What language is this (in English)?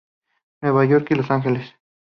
Spanish